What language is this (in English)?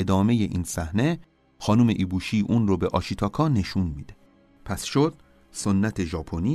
Persian